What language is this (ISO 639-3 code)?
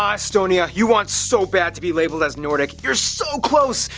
eng